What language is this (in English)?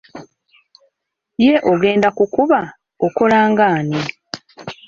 Ganda